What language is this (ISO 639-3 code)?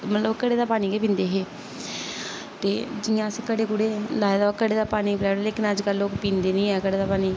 doi